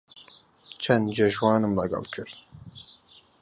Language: Central Kurdish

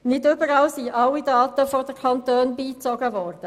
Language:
Swiss German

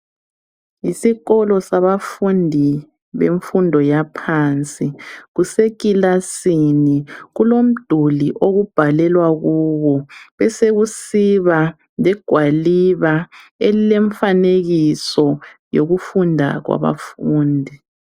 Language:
North Ndebele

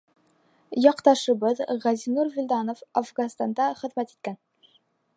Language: Bashkir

